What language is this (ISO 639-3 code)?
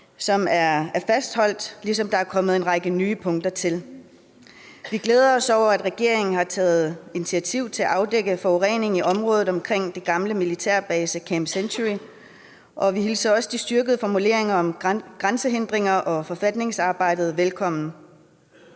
dan